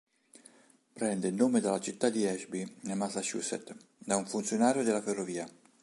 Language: Italian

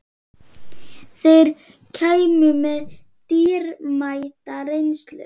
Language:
Icelandic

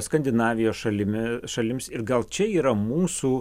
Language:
Lithuanian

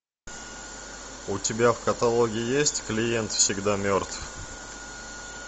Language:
Russian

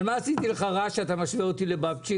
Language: Hebrew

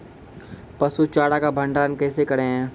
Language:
Maithili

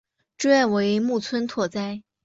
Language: Chinese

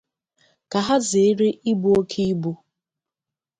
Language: Igbo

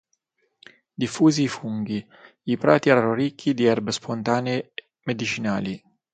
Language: Italian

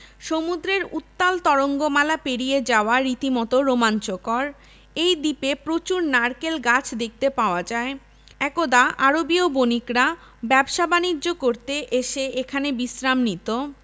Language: Bangla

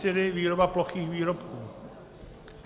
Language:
Czech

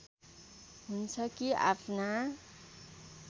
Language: Nepali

